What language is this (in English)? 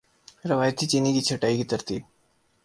Urdu